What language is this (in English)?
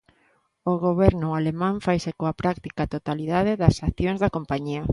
Galician